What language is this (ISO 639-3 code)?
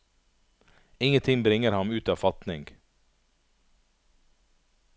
nor